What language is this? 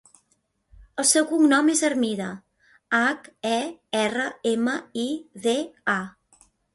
Catalan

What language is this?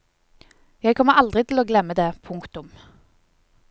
Norwegian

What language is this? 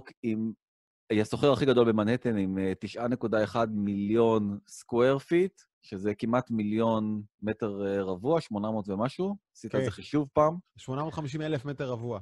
Hebrew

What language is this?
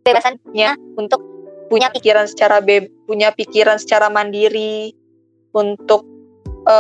Indonesian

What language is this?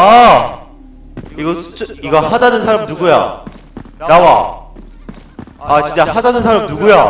Korean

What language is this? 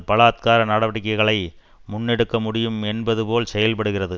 Tamil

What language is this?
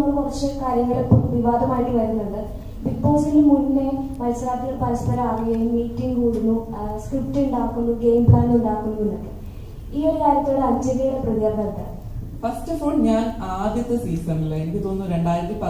Malayalam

